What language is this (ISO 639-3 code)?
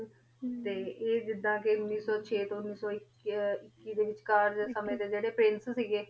pan